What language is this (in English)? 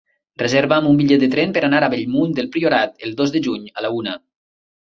Catalan